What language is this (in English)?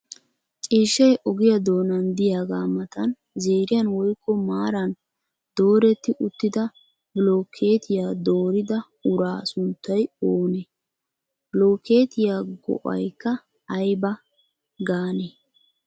Wolaytta